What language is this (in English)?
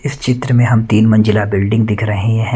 Hindi